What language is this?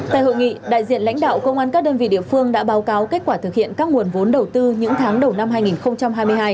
Vietnamese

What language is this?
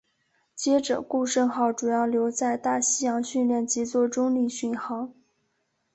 Chinese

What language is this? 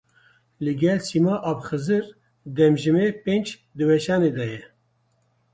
Kurdish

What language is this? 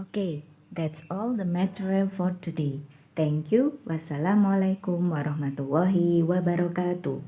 Indonesian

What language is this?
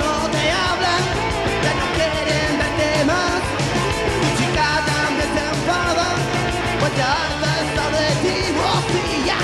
Spanish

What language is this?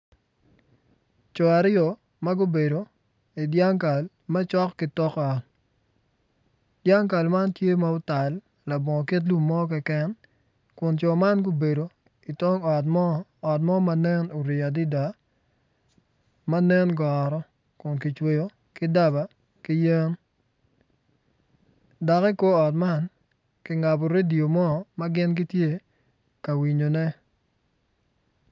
Acoli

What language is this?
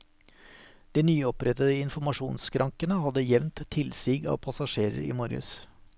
Norwegian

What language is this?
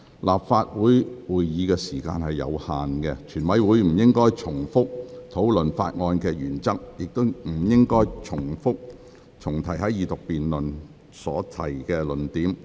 Cantonese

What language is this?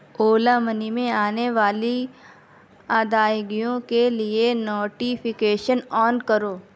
Urdu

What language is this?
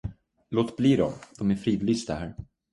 Swedish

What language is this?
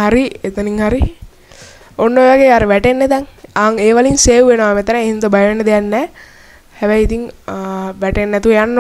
Indonesian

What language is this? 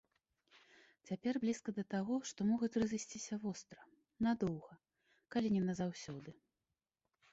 Belarusian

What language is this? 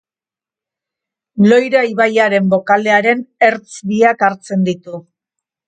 Basque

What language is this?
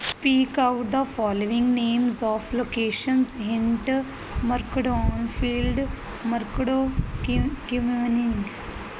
Punjabi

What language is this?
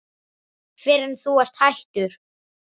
Icelandic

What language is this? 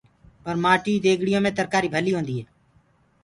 Gurgula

